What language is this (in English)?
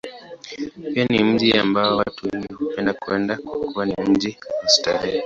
Swahili